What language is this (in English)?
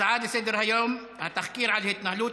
Hebrew